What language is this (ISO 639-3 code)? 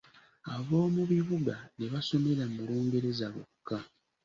lug